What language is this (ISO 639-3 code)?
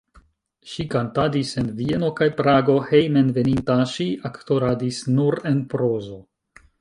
epo